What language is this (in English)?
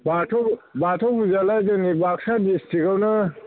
Bodo